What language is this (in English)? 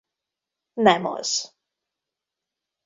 Hungarian